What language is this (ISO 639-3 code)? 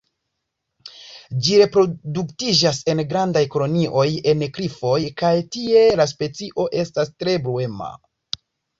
epo